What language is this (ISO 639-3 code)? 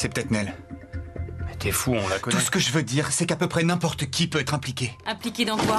fra